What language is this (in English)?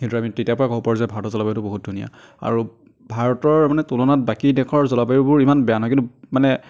Assamese